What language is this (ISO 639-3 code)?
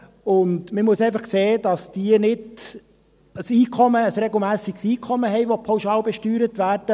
gsw